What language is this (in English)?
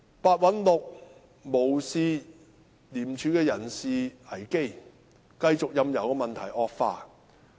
Cantonese